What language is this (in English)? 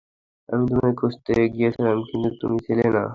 Bangla